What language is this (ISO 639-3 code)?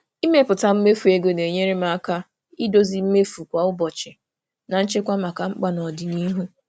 ibo